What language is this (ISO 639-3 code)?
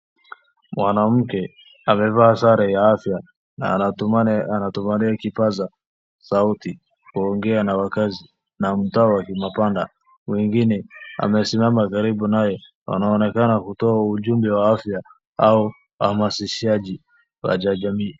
swa